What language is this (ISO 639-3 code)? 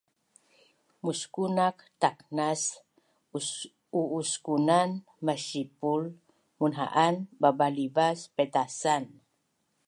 bnn